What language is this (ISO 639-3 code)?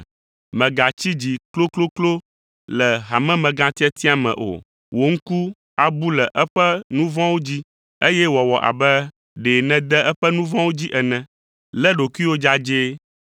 ewe